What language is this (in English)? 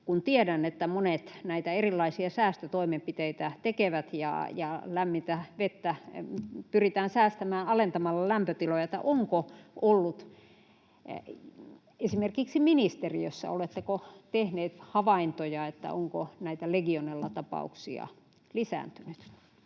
Finnish